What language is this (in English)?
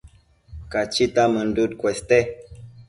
Matsés